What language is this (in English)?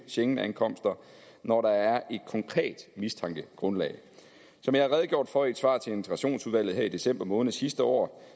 Danish